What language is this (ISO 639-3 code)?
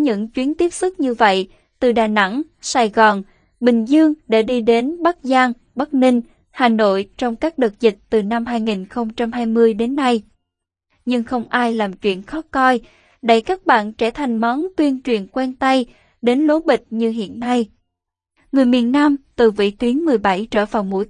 vie